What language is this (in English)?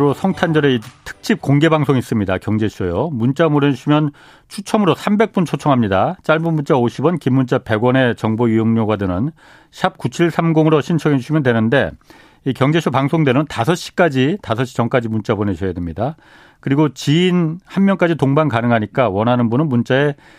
Korean